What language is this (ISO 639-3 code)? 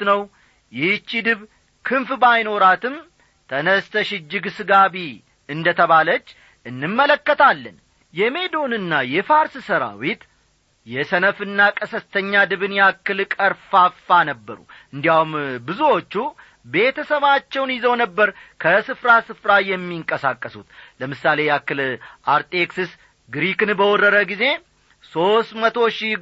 amh